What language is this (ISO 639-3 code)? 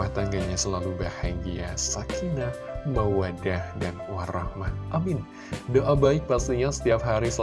ind